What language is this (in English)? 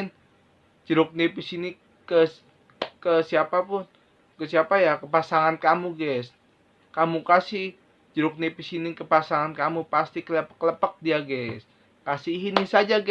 Indonesian